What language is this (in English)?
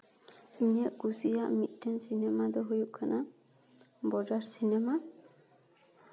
Santali